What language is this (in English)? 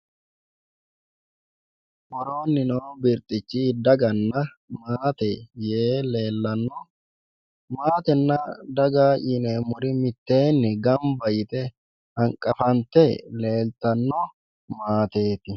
Sidamo